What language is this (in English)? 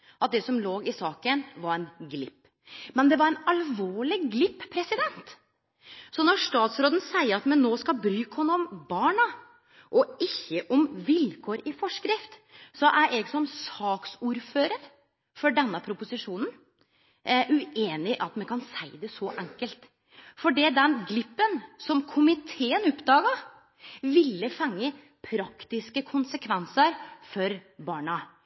Norwegian Nynorsk